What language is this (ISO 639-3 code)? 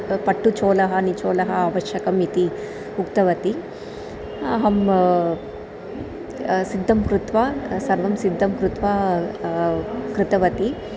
san